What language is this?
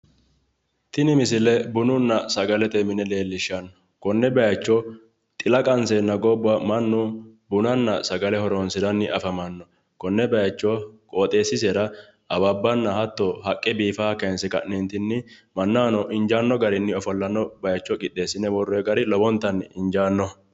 Sidamo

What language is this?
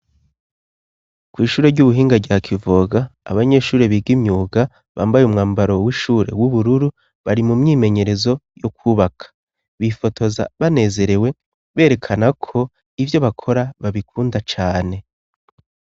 Rundi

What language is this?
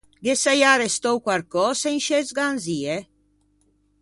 Ligurian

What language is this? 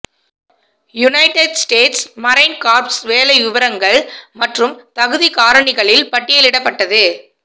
Tamil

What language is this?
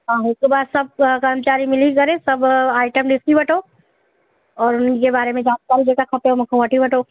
Sindhi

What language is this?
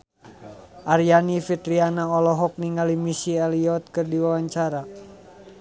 Sundanese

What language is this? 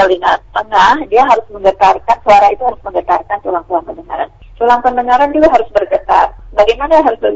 Indonesian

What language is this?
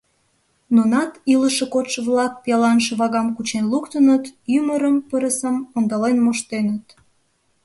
Mari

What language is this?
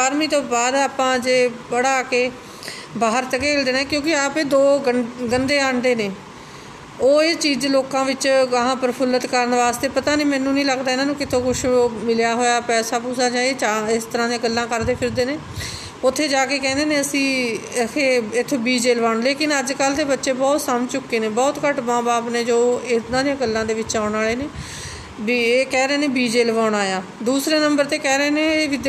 Punjabi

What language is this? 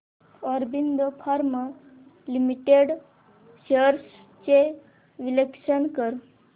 Marathi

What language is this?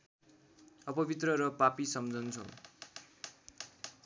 Nepali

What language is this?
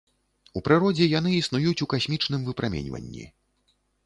Belarusian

